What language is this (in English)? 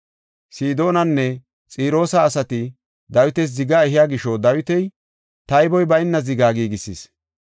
Gofa